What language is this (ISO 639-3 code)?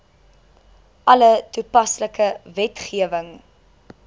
afr